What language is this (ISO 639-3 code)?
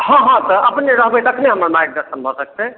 mai